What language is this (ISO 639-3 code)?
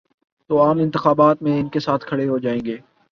urd